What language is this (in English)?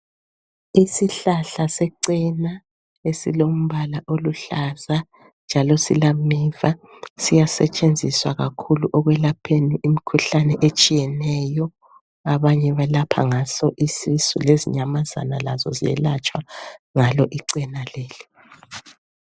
North Ndebele